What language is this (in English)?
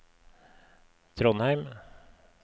Norwegian